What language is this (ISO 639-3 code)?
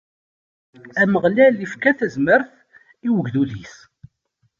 kab